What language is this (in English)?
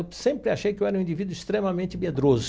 Portuguese